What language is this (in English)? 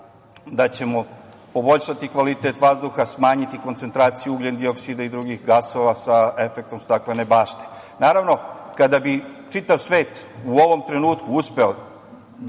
Serbian